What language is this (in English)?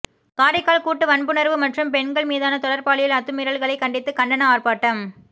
Tamil